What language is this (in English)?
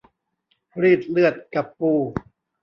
Thai